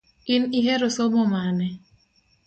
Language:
Luo (Kenya and Tanzania)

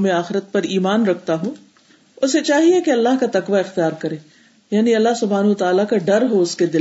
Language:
Urdu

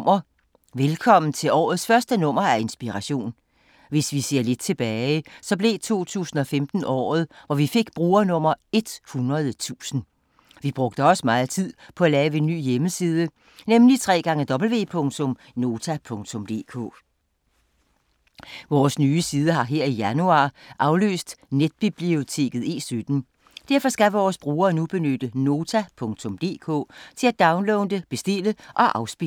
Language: Danish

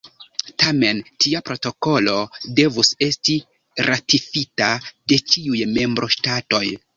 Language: Esperanto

